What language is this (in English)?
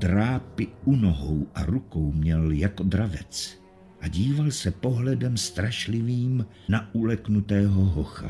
Czech